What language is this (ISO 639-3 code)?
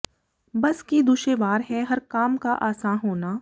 pan